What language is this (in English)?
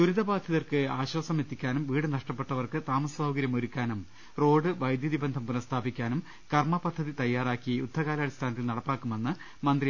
Malayalam